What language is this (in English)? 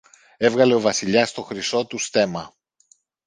Greek